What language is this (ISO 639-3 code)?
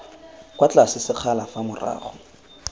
tsn